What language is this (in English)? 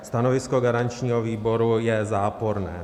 Czech